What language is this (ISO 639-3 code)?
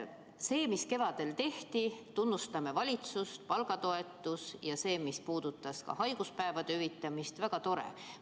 est